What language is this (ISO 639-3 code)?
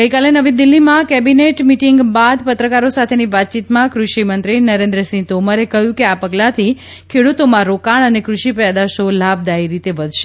guj